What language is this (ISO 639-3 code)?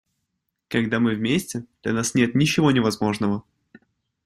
rus